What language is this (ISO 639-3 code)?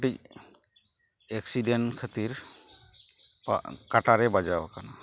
sat